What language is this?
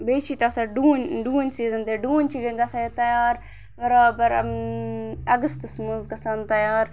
Kashmiri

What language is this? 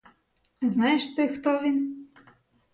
Ukrainian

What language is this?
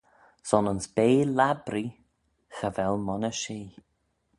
Manx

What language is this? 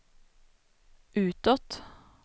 Swedish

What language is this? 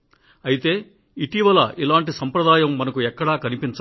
Telugu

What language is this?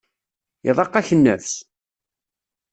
Kabyle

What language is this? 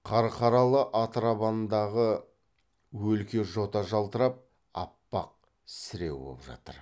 Kazakh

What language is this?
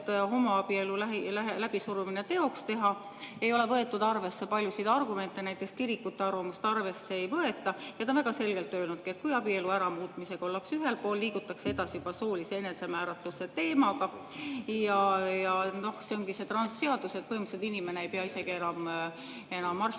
Estonian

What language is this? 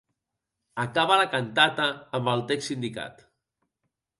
Catalan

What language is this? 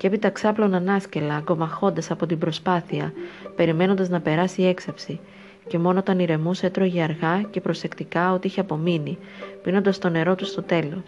Greek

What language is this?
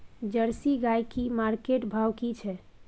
Maithili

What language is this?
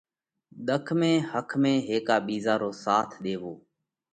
Parkari Koli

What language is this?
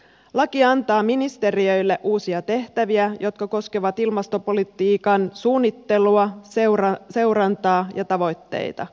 Finnish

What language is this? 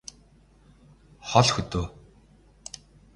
Mongolian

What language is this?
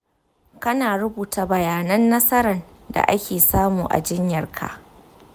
Hausa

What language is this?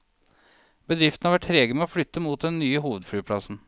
Norwegian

